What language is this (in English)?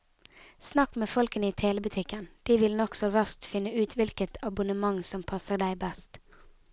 Norwegian